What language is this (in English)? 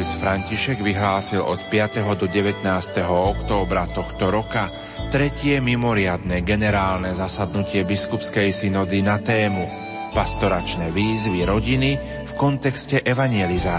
Slovak